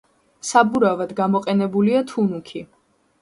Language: Georgian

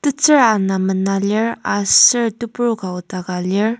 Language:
Ao Naga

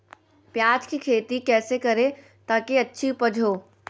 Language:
Magahi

